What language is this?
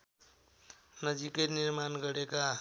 Nepali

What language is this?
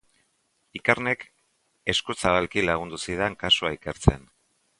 Basque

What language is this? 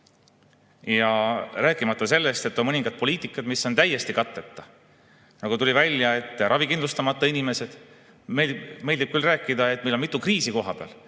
Estonian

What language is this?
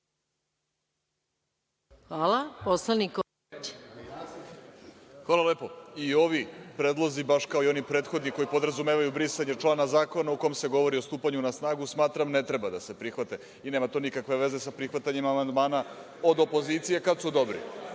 Serbian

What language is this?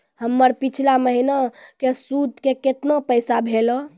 Maithili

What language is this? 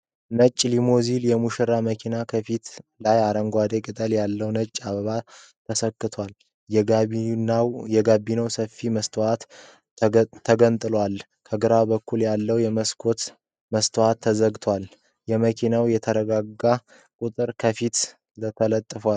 Amharic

